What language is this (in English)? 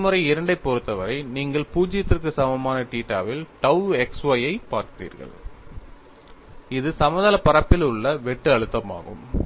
Tamil